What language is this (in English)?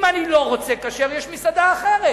Hebrew